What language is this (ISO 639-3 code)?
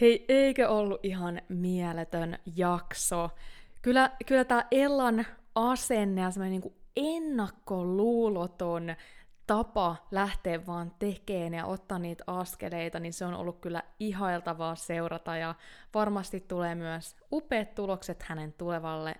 fin